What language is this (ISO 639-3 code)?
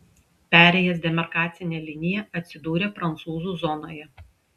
lit